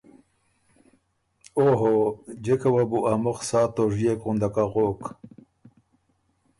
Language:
Ormuri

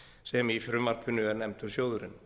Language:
Icelandic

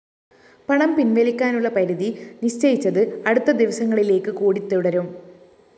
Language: Malayalam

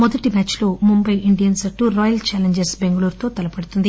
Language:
Telugu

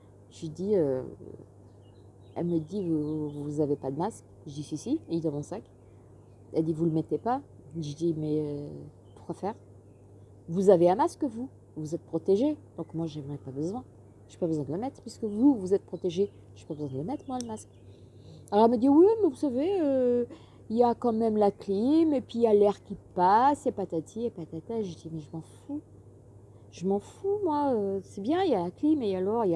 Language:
French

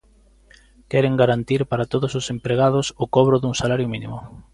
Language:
Galician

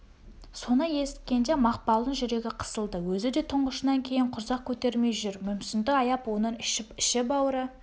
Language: Kazakh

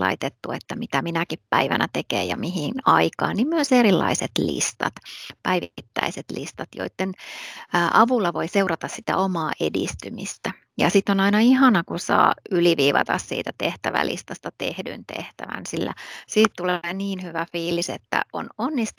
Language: Finnish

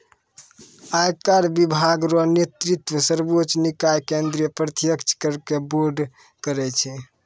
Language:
Maithili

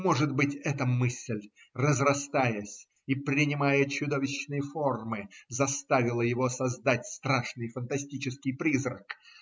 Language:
Russian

